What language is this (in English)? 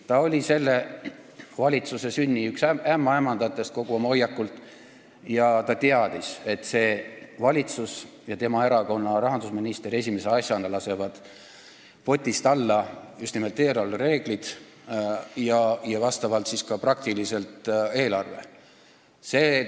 Estonian